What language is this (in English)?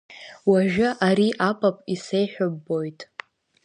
Abkhazian